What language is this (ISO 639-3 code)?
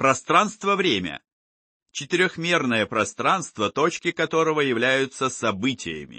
rus